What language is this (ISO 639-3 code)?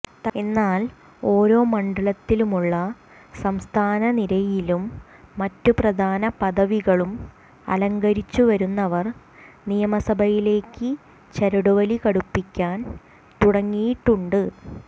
mal